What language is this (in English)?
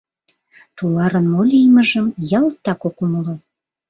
Mari